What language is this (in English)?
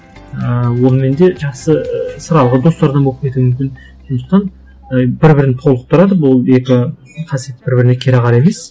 Kazakh